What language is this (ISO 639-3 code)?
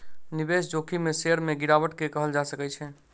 mai